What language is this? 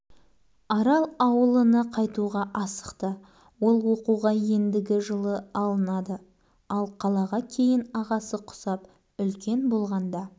Kazakh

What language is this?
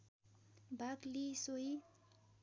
Nepali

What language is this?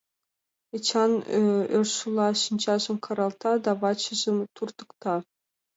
Mari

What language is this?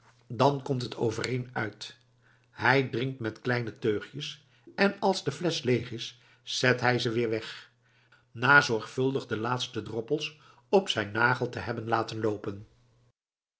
Dutch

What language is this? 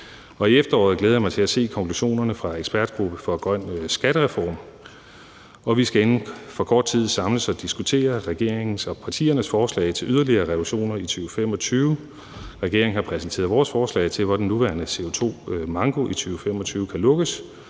Danish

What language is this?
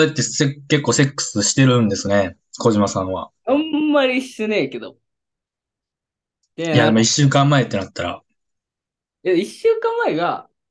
Japanese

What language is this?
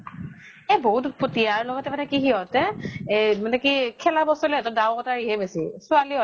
Assamese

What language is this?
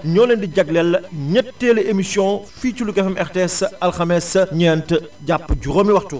Wolof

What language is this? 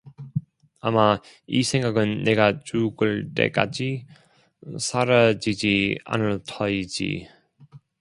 Korean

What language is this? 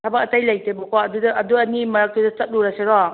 Manipuri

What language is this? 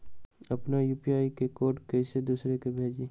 Magahi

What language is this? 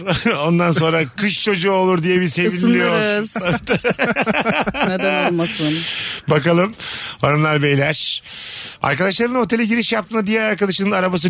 Turkish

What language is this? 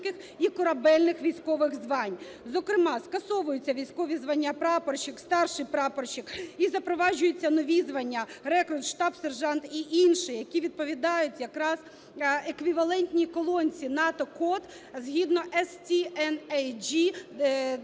Ukrainian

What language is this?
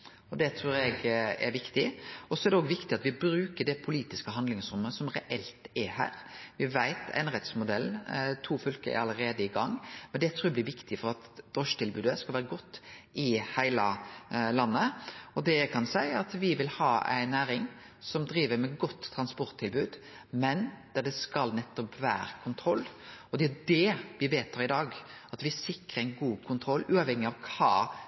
Norwegian Nynorsk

